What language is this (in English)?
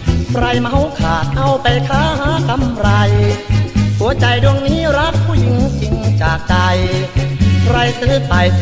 Thai